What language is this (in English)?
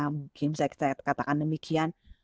Indonesian